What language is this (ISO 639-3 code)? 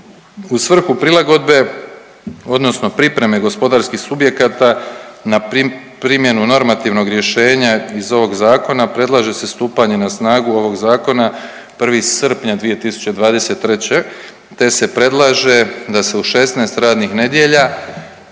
hrv